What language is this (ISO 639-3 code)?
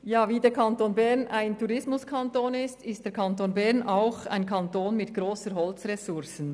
gsw